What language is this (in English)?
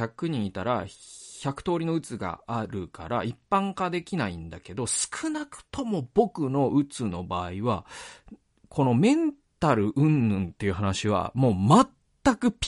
Japanese